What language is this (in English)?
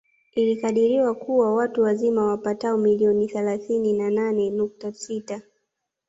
Swahili